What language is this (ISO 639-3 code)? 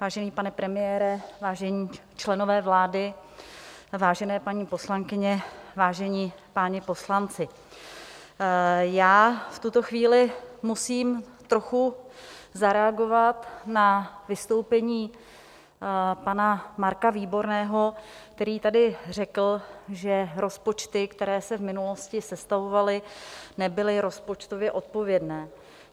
ces